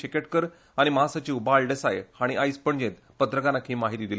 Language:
Konkani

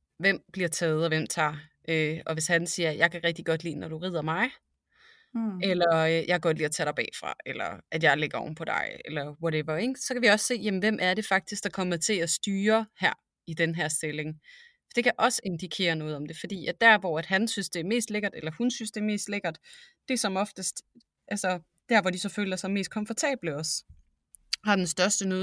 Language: Danish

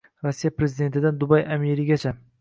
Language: Uzbek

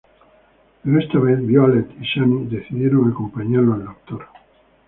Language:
Spanish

